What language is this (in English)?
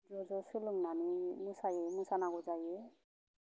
Bodo